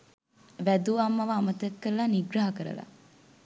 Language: Sinhala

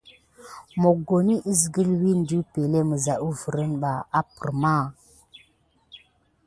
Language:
Gidar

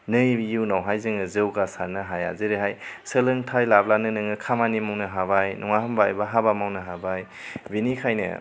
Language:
Bodo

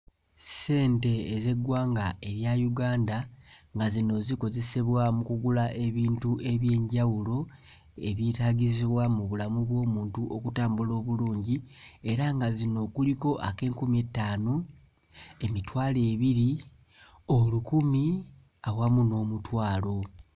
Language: Ganda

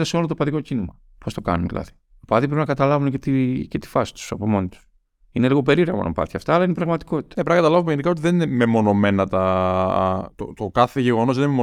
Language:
Greek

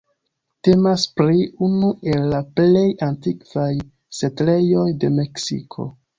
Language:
Esperanto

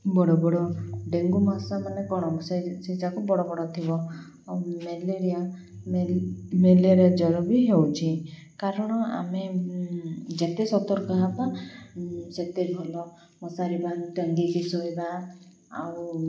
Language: Odia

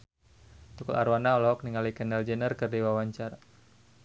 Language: Sundanese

